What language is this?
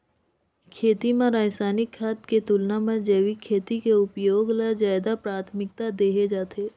Chhattisgarhi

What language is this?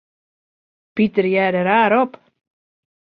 Western Frisian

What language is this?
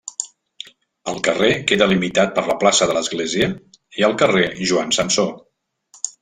Catalan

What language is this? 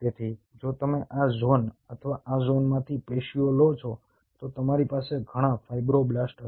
Gujarati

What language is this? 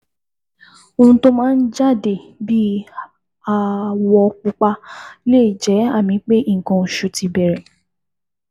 Yoruba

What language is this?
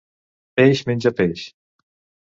Catalan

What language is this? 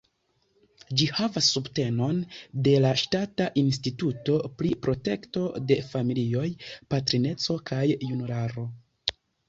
Esperanto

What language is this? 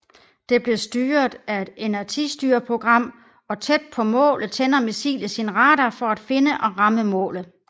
Danish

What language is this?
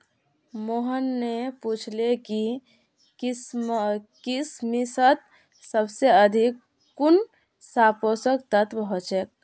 Magahi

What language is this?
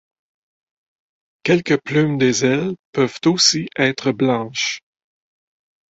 French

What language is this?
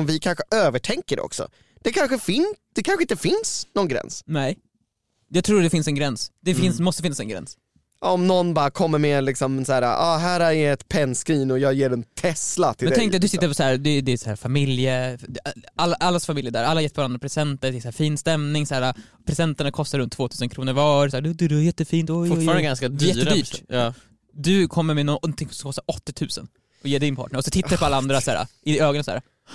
Swedish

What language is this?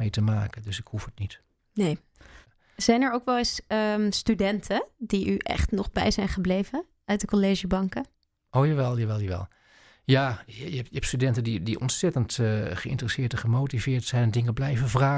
Dutch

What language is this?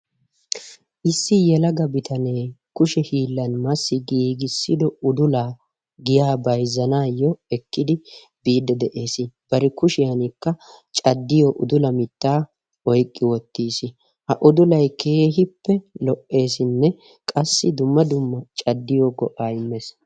Wolaytta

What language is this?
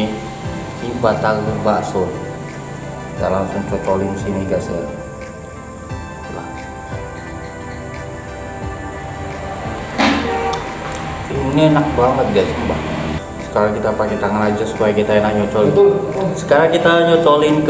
Indonesian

